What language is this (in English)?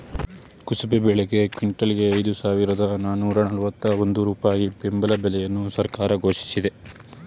Kannada